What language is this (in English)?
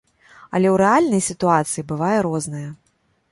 Belarusian